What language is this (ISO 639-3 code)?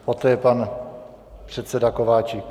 ces